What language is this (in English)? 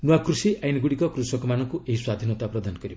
Odia